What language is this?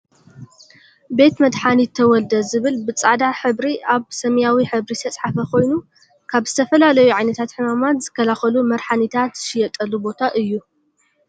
Tigrinya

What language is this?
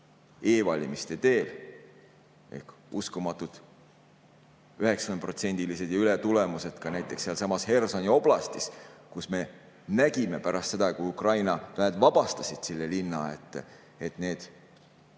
Estonian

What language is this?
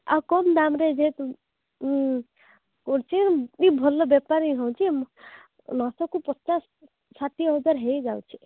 Odia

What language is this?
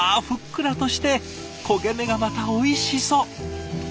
Japanese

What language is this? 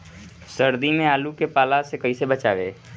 Bhojpuri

